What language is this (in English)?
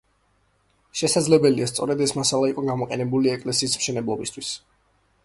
Georgian